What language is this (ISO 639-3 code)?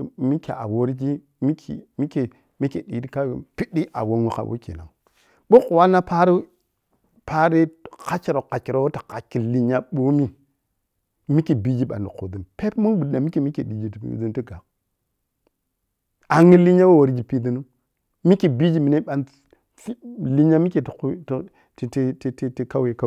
piy